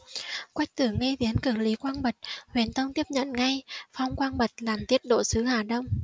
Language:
Vietnamese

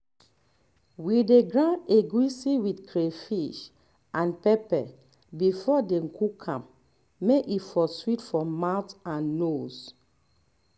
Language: Nigerian Pidgin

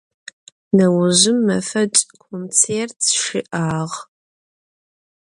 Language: Adyghe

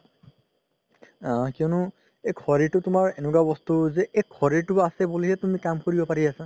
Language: Assamese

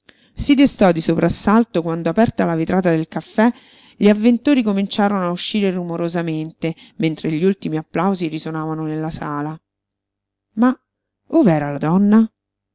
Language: Italian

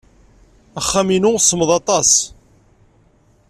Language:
Kabyle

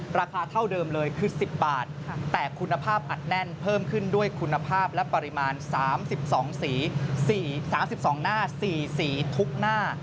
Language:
Thai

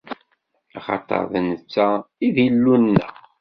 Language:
Kabyle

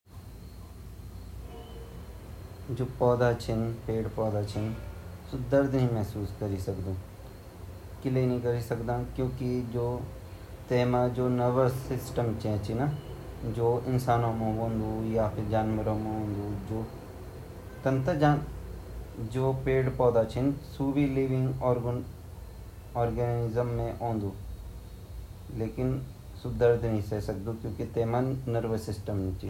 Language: Garhwali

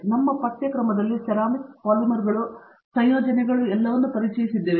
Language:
Kannada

